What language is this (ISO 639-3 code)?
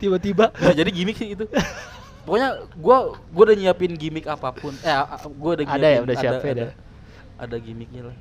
ind